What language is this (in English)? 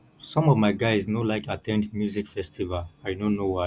Nigerian Pidgin